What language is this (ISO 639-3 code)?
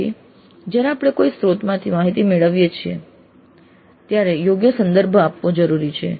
guj